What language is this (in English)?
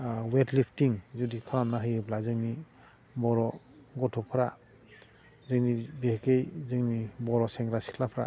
Bodo